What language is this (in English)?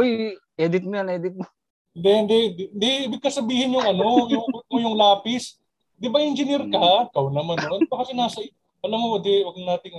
Filipino